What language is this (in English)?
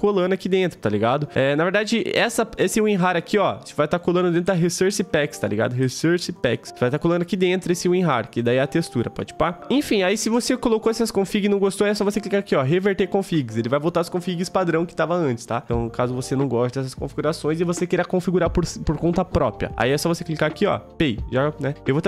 Portuguese